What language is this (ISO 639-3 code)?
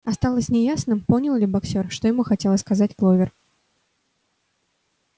rus